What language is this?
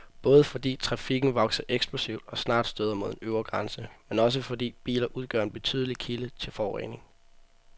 Danish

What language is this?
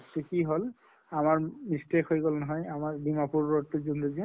Assamese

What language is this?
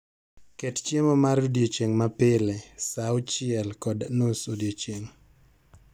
Luo (Kenya and Tanzania)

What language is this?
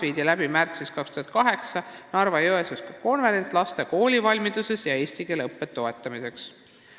Estonian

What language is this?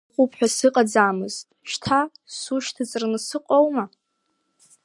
Abkhazian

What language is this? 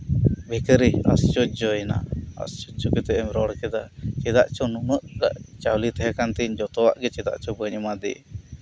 Santali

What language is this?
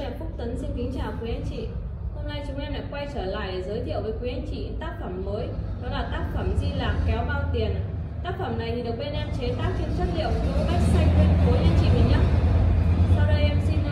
Vietnamese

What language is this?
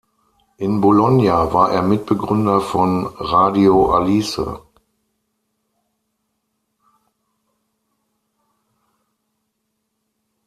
German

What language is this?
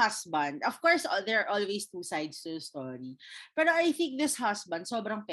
Filipino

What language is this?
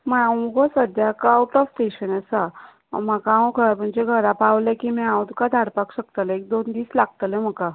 Konkani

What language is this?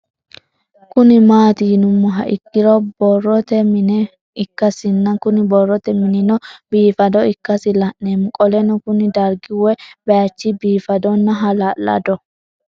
Sidamo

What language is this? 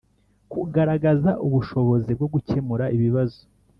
Kinyarwanda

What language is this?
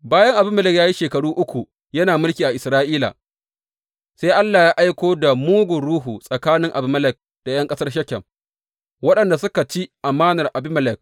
Hausa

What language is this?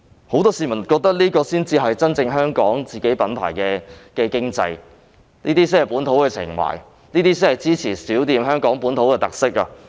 Cantonese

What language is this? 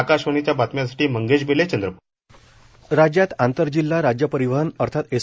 Marathi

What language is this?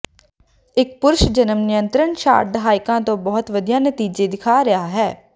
Punjabi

